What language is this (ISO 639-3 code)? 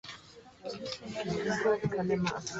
lug